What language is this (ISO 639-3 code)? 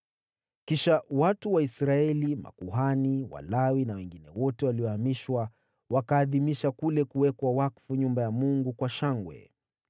swa